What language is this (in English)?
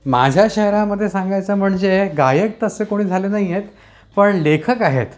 Marathi